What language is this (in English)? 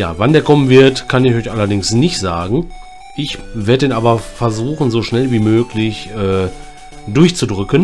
German